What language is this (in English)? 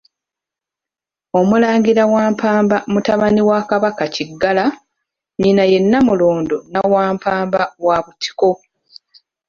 Ganda